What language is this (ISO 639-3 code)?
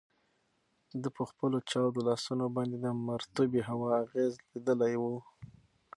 pus